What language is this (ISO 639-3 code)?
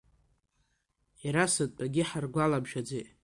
abk